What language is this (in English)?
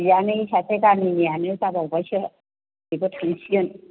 Bodo